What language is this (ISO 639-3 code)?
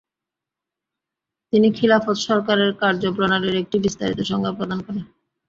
ben